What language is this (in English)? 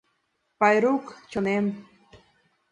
Mari